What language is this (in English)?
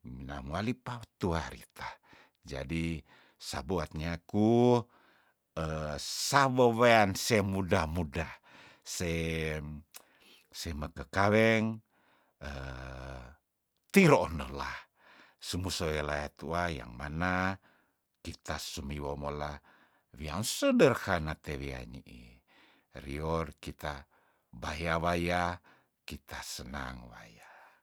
Tondano